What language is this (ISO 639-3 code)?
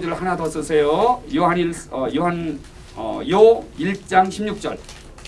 kor